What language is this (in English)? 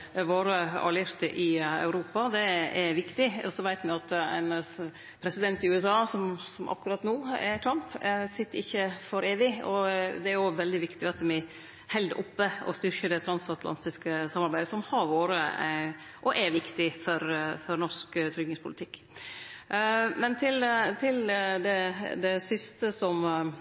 Norwegian Nynorsk